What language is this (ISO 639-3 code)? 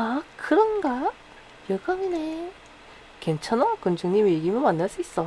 kor